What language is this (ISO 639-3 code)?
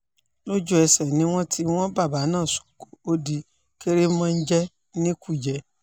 yor